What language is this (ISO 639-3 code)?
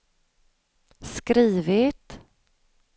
swe